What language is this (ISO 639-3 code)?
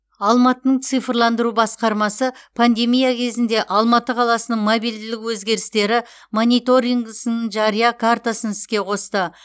kaz